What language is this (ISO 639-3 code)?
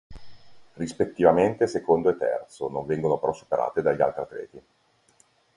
ita